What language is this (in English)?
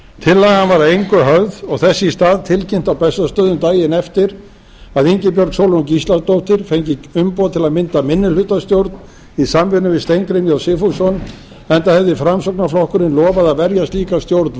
Icelandic